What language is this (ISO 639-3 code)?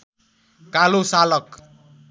nep